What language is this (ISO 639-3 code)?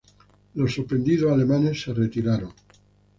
spa